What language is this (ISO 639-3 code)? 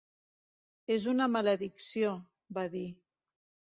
cat